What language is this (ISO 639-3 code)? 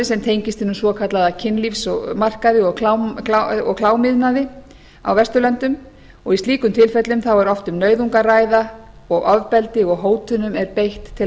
isl